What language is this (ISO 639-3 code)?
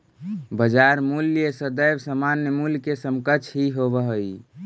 mag